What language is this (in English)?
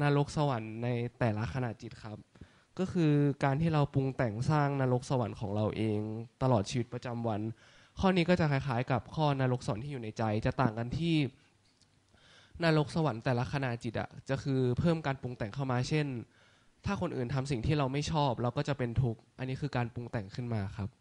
Thai